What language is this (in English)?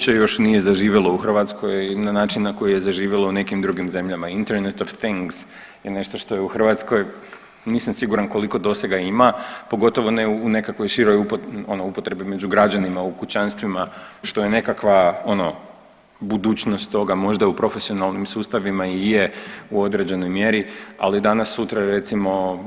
Croatian